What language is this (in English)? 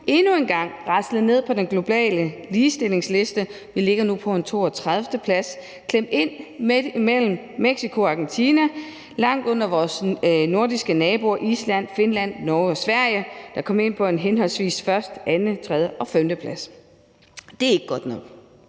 Danish